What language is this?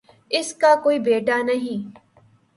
Urdu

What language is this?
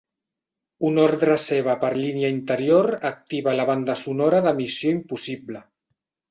Catalan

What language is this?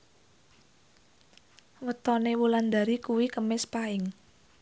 Javanese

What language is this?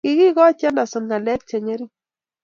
Kalenjin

